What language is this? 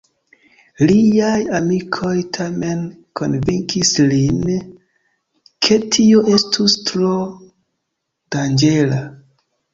Esperanto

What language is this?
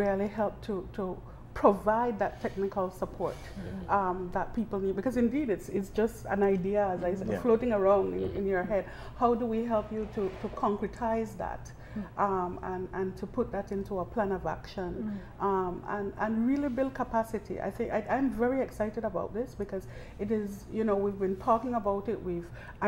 English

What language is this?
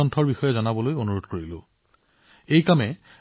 Assamese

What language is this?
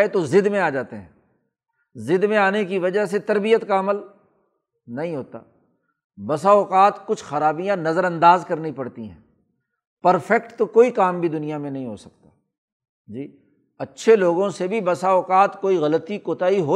Urdu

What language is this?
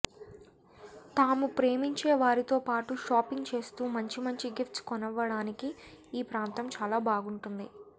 Telugu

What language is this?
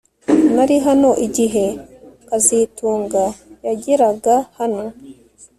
Kinyarwanda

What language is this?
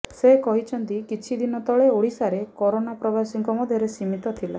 Odia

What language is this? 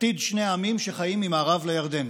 Hebrew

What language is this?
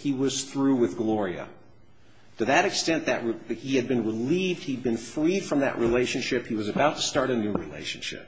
English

